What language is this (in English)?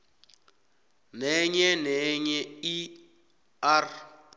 South Ndebele